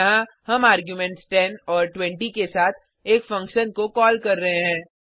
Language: Hindi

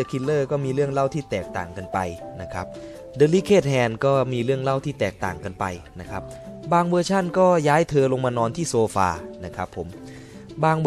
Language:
Thai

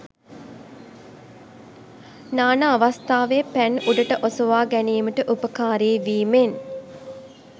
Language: Sinhala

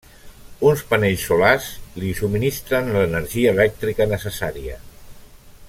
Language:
Catalan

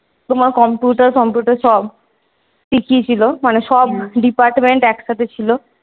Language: Bangla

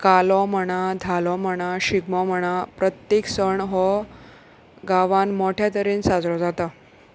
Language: Konkani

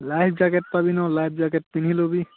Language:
Assamese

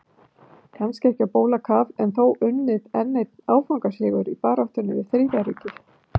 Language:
Icelandic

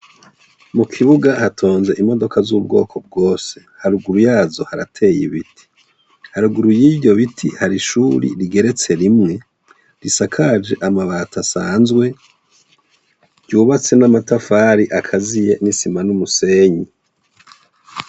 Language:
Rundi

